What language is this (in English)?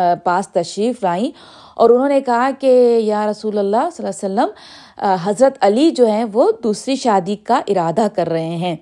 Urdu